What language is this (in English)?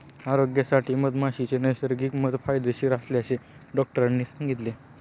Marathi